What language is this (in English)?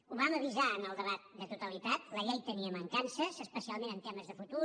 Catalan